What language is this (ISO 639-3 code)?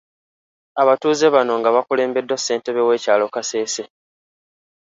lug